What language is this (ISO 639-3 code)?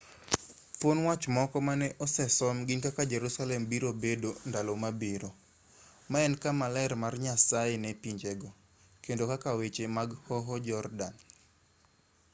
luo